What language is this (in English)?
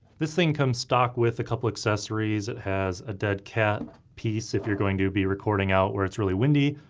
English